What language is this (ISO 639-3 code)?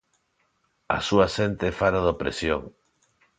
glg